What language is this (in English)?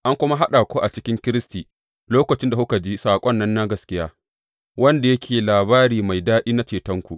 Hausa